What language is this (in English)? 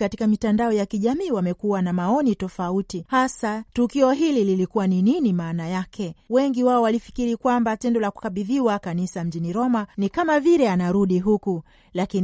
Swahili